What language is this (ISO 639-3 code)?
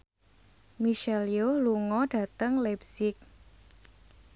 jav